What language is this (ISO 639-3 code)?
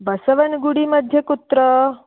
san